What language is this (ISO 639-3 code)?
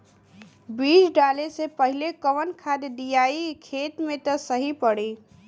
bho